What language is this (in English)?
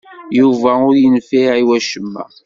Kabyle